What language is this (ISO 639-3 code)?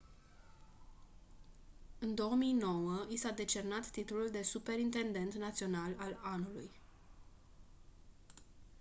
ron